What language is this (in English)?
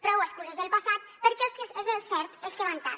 Catalan